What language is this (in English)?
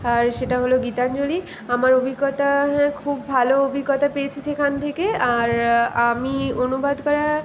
Bangla